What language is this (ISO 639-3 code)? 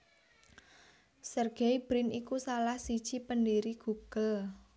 jav